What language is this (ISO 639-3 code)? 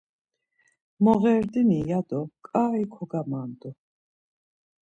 lzz